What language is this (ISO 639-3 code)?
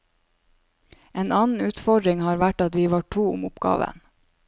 nor